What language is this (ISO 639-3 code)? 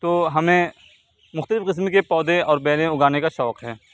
urd